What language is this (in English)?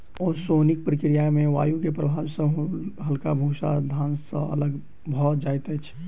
Maithili